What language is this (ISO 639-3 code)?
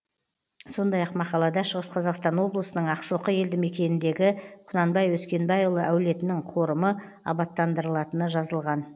kaz